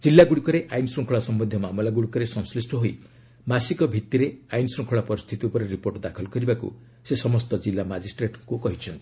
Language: Odia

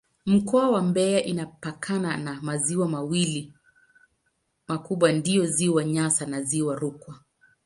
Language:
Swahili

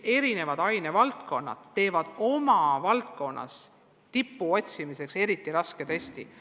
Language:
Estonian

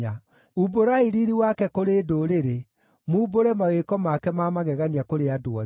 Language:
Kikuyu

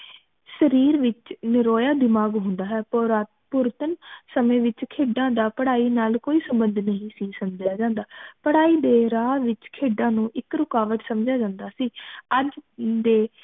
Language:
Punjabi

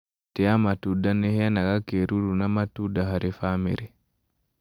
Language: Kikuyu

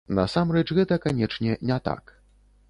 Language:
Belarusian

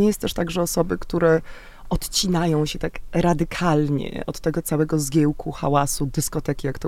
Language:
Polish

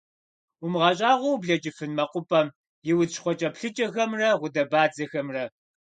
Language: Kabardian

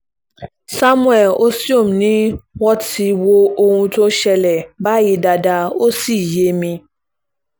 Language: Yoruba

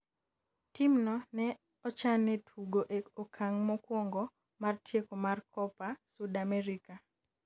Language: Luo (Kenya and Tanzania)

